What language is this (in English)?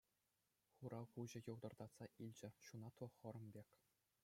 Chuvash